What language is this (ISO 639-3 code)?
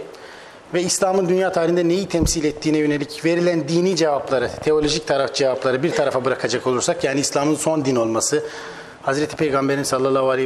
tur